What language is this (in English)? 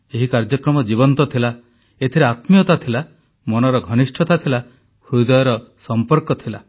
Odia